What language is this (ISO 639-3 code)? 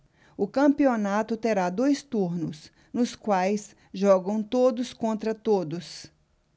por